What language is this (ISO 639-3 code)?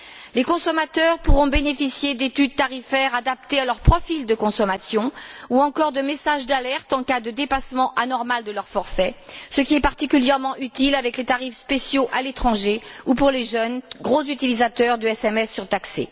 fra